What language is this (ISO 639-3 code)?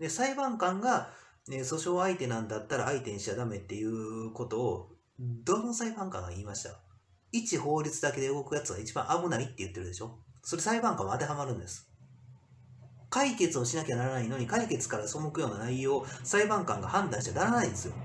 jpn